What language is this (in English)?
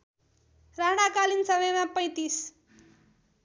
Nepali